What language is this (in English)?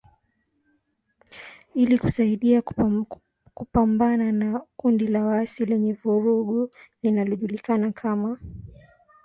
Swahili